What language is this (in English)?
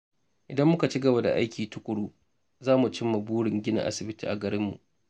Hausa